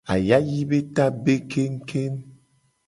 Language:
Gen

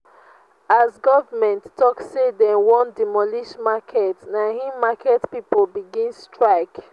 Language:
Nigerian Pidgin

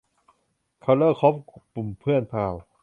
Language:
Thai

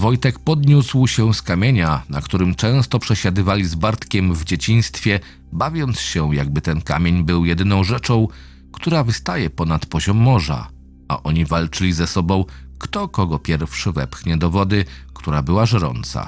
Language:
Polish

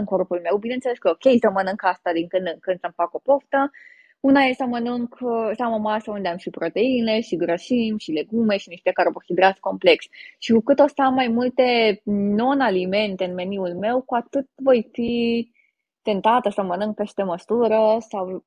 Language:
Romanian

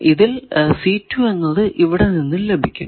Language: Malayalam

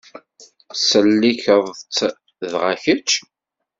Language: Kabyle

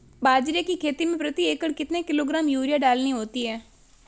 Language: Hindi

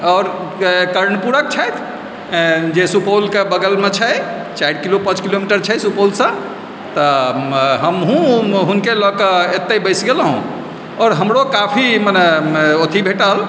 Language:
Maithili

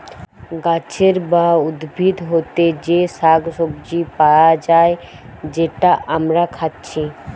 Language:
Bangla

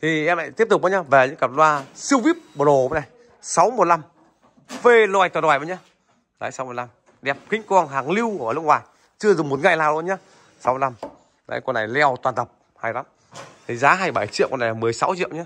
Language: Vietnamese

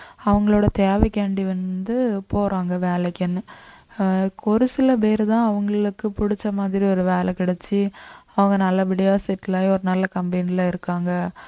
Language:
Tamil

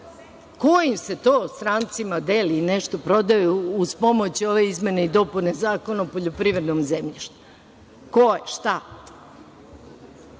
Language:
Serbian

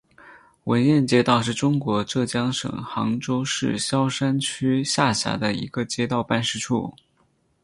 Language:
Chinese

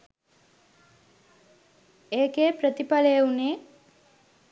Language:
Sinhala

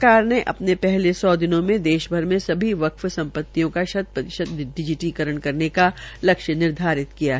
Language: Hindi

